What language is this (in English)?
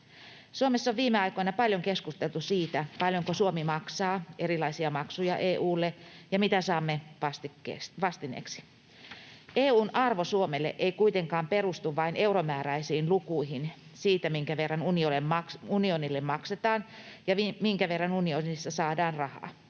Finnish